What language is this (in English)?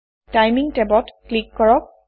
Assamese